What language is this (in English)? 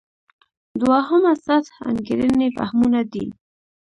Pashto